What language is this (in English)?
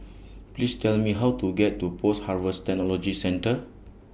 English